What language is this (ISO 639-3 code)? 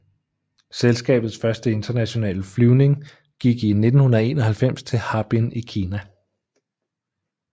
dan